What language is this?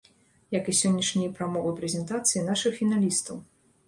Belarusian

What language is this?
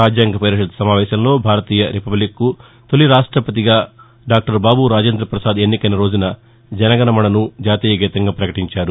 Telugu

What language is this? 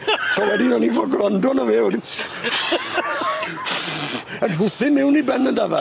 Welsh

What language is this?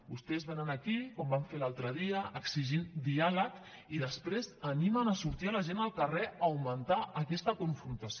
Catalan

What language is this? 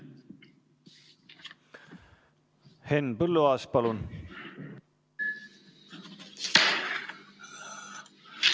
Estonian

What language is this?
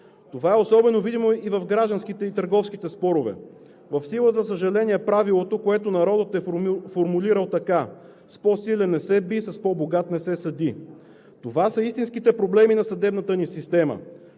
Bulgarian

